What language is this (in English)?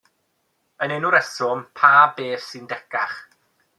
Welsh